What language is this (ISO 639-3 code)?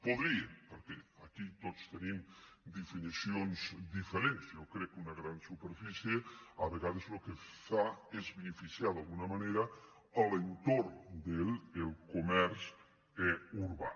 cat